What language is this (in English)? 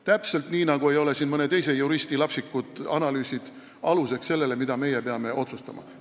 Estonian